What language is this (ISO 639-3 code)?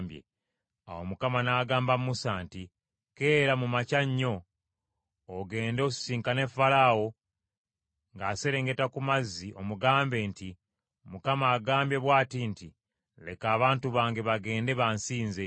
lug